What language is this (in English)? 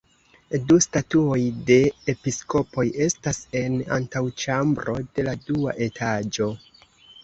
Esperanto